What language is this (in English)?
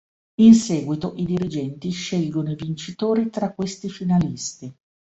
Italian